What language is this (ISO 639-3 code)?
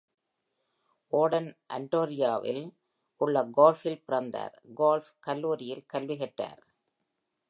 tam